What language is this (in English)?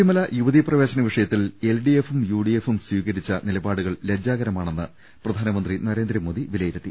Malayalam